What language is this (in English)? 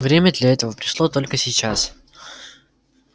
Russian